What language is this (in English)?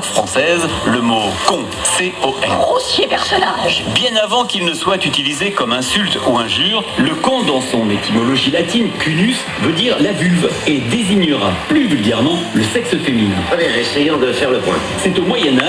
French